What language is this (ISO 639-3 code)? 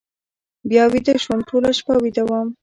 pus